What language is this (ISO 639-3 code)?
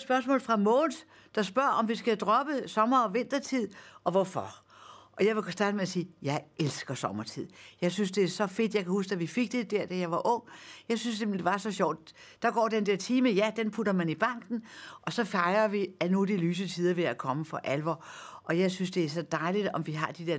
dan